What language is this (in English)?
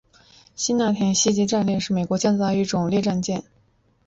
Chinese